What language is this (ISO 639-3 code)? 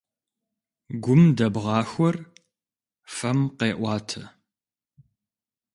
kbd